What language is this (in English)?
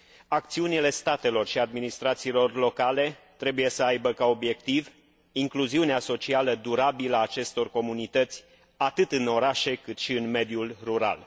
Romanian